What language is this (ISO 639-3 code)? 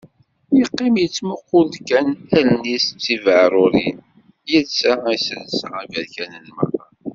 kab